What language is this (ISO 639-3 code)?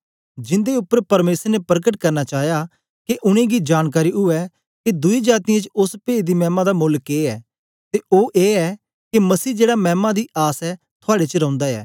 doi